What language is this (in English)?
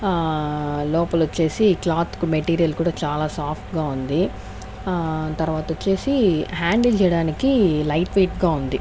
Telugu